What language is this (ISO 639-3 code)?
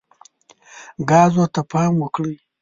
pus